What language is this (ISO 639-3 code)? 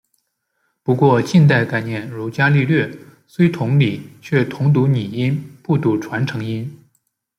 zho